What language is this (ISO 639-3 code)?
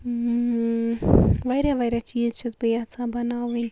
kas